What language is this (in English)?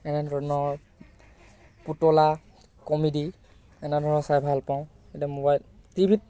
Assamese